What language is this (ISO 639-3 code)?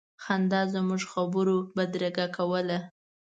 pus